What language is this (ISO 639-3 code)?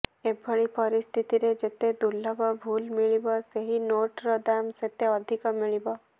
ori